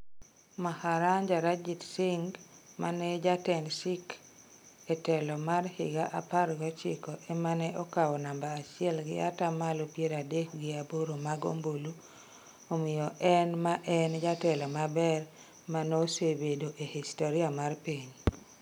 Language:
Luo (Kenya and Tanzania)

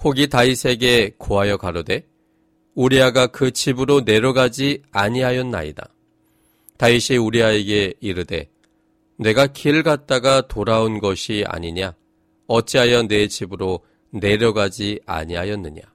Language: Korean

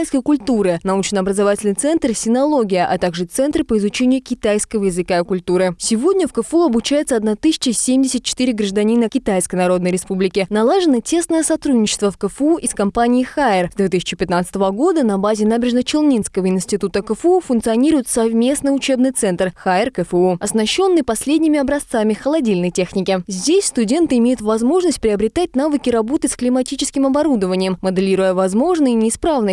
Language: Russian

